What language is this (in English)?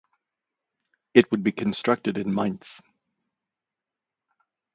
English